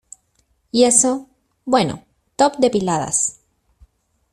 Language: Spanish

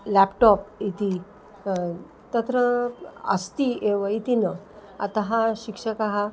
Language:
Sanskrit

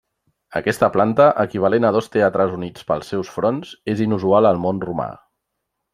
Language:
Catalan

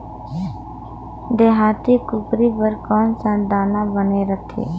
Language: Chhattisgarhi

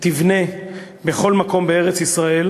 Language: Hebrew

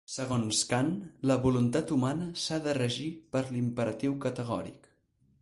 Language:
Catalan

